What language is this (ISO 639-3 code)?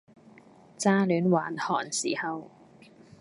yue